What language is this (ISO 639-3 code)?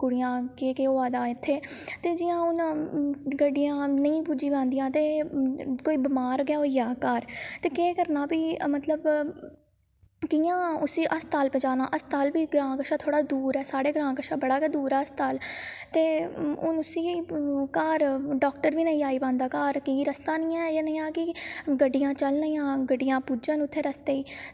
doi